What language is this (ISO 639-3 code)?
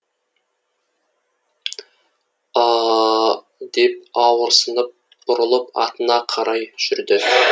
kaz